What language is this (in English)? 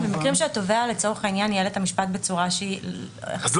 Hebrew